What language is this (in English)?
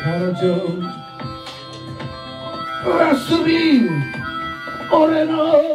Japanese